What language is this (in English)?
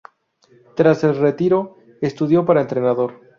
Spanish